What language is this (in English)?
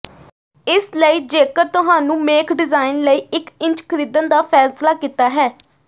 Punjabi